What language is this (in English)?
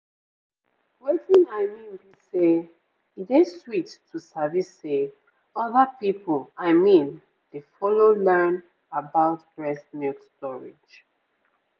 Nigerian Pidgin